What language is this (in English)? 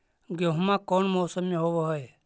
Magahi